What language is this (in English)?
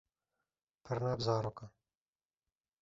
Kurdish